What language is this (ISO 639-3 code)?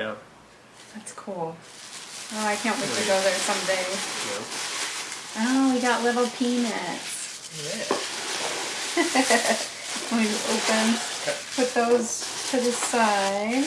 eng